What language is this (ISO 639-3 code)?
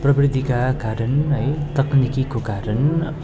nep